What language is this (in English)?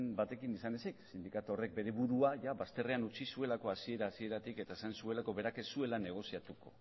Basque